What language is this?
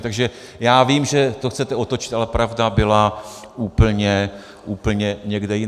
Czech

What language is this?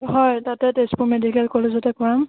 Assamese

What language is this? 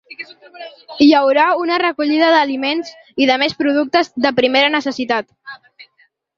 Catalan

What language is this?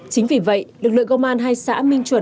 Vietnamese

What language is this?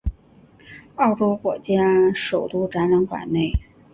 Chinese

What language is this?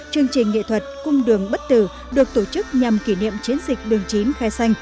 Vietnamese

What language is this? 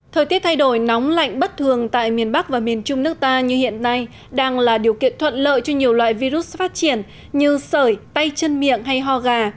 Vietnamese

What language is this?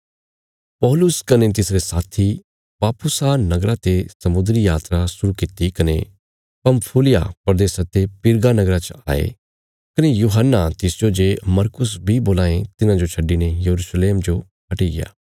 Bilaspuri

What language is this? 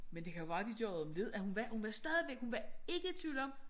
Danish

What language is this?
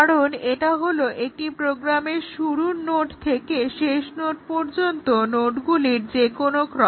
Bangla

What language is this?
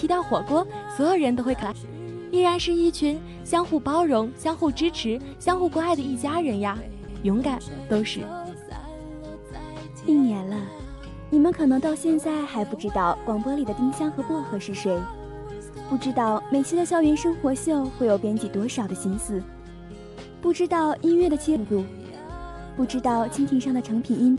Chinese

